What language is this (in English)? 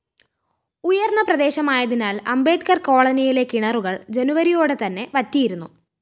Malayalam